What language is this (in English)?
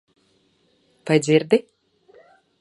Latvian